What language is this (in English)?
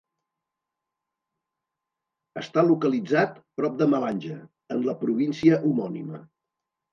Catalan